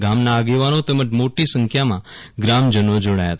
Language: Gujarati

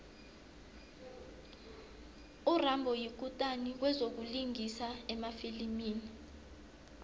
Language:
South Ndebele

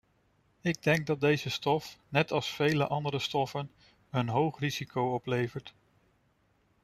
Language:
Dutch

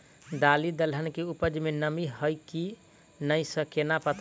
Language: Maithili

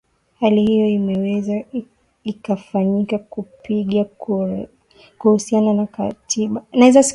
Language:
Swahili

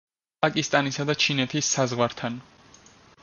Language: Georgian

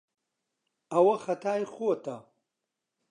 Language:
Central Kurdish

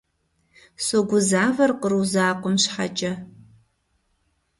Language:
Kabardian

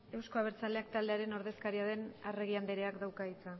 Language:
Basque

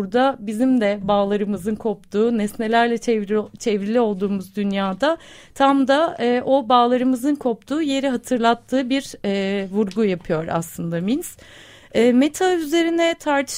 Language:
Turkish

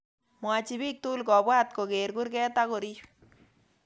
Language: Kalenjin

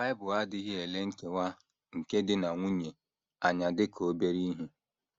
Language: Igbo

